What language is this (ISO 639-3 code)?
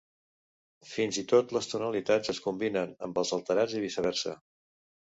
cat